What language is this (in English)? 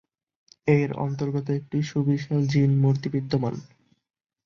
Bangla